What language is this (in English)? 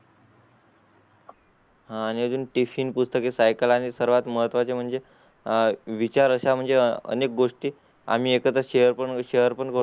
Marathi